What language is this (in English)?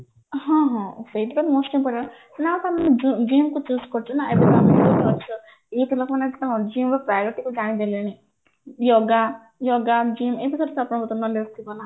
Odia